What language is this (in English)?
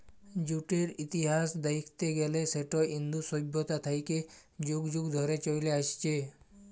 Bangla